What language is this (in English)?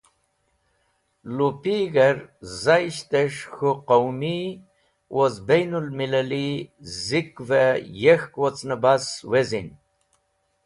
Wakhi